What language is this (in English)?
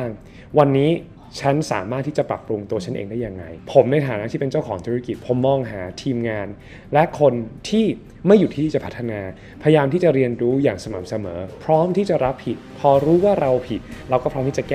Thai